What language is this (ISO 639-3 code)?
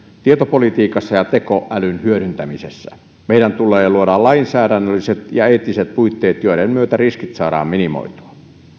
fin